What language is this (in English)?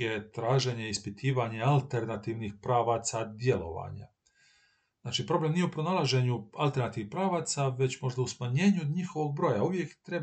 Croatian